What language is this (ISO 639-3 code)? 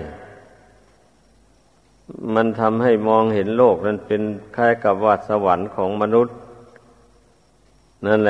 tha